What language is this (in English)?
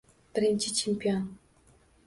Uzbek